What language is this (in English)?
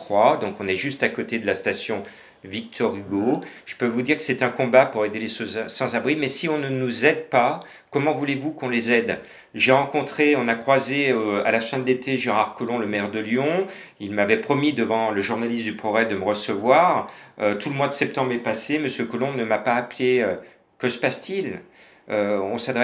French